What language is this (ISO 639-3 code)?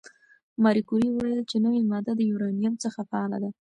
pus